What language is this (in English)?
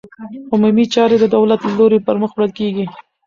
Pashto